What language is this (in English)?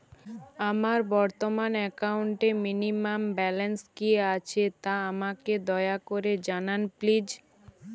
Bangla